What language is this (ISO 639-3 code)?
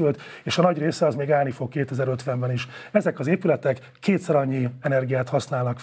hun